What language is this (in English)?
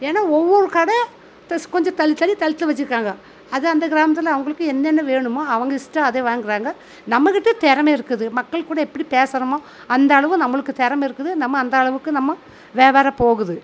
Tamil